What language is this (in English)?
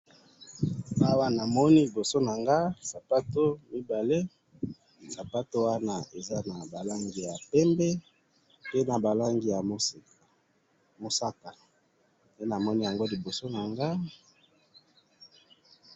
Lingala